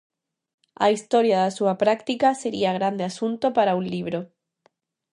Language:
Galician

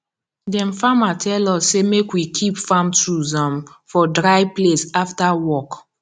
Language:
Nigerian Pidgin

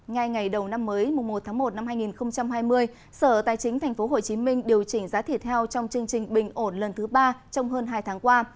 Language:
Vietnamese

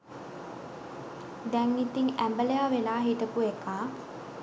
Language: Sinhala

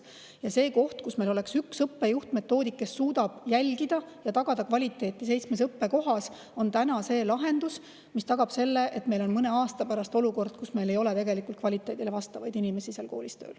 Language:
Estonian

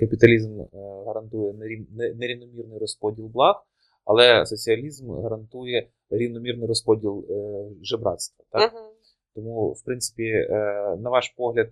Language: Ukrainian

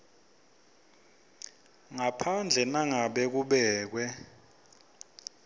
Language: Swati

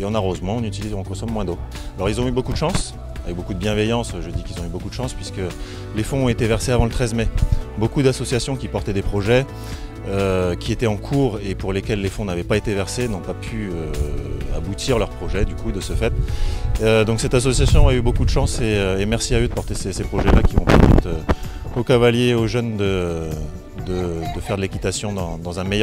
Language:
French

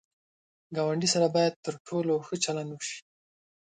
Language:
Pashto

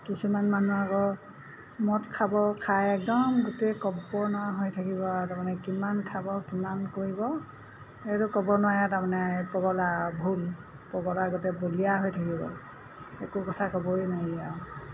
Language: Assamese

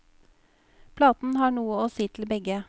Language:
Norwegian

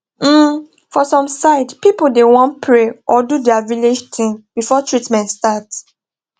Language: Nigerian Pidgin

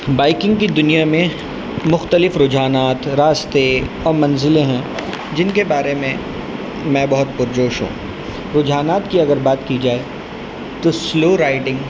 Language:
Urdu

